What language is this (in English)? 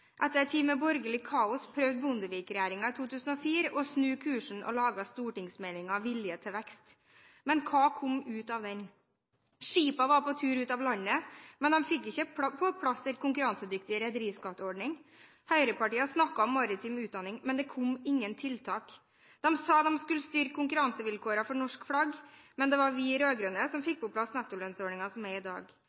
Norwegian Bokmål